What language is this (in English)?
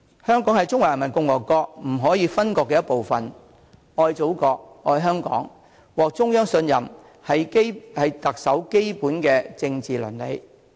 Cantonese